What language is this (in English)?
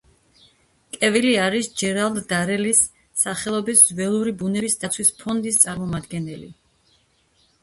Georgian